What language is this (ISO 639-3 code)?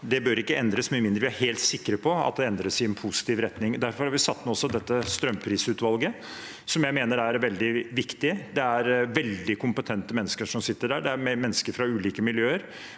nor